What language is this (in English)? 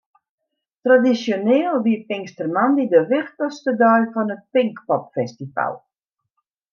Western Frisian